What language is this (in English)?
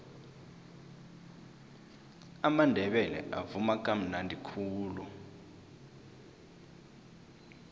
South Ndebele